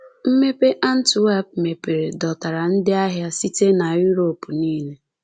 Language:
Igbo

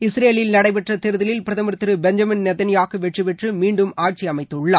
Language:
Tamil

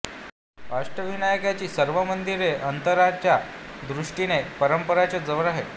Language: Marathi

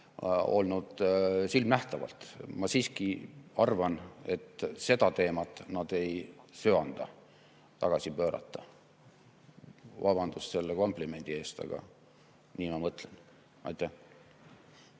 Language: Estonian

